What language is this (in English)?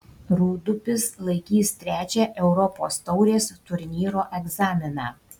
Lithuanian